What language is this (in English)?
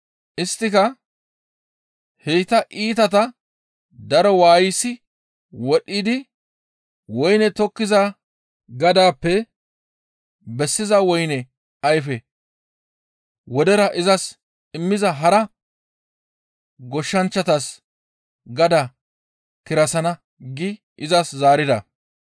Gamo